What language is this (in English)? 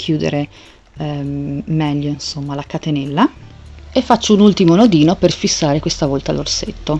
Italian